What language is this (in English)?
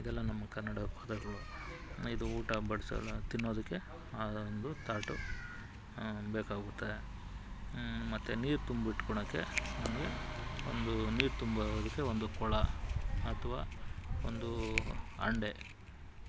Kannada